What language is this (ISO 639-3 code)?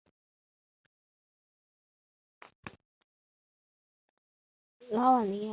zho